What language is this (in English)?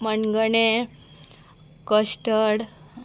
Konkani